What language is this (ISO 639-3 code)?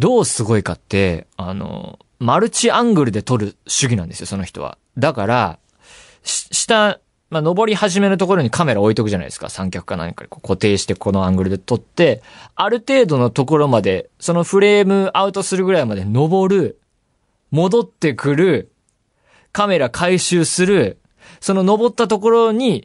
jpn